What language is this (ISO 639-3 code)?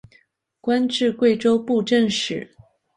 zho